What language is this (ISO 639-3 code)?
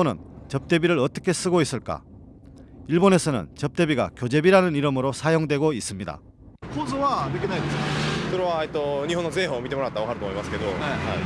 kor